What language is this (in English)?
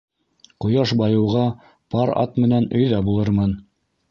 Bashkir